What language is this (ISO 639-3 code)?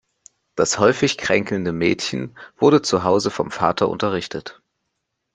deu